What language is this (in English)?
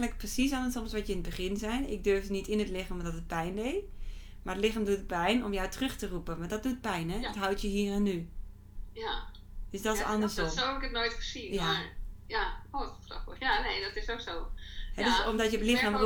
Dutch